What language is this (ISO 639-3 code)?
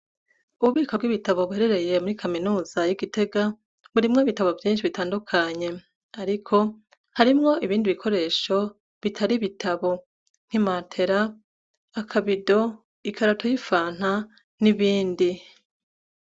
run